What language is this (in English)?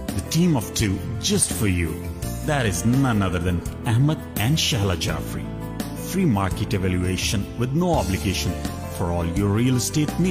Urdu